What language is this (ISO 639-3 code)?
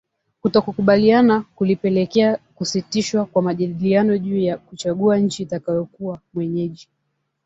swa